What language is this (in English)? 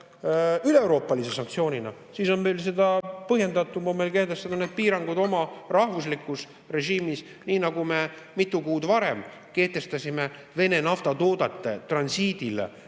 Estonian